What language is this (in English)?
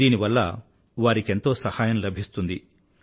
Telugu